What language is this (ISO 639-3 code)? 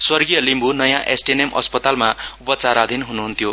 nep